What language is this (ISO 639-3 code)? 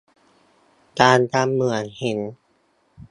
tha